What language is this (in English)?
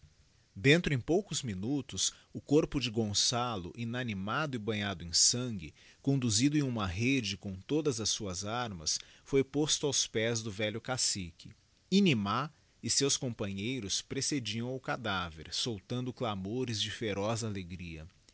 Portuguese